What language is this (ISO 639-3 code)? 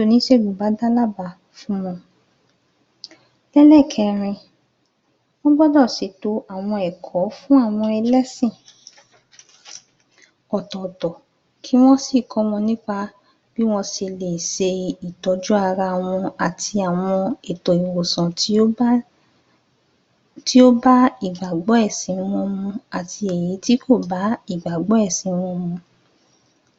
yor